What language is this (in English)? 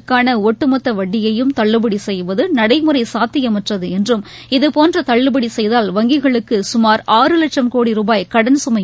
Tamil